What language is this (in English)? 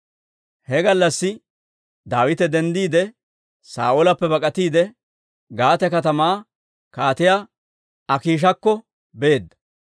Dawro